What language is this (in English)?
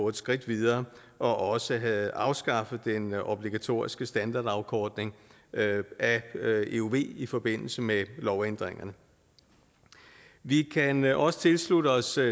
Danish